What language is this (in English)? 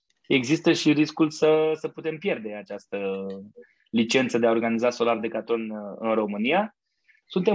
Romanian